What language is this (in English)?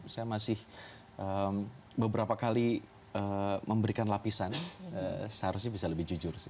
Indonesian